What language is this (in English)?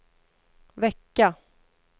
Swedish